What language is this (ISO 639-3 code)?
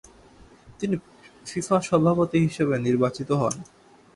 ben